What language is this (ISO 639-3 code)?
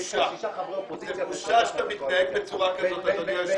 heb